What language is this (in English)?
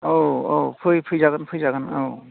Bodo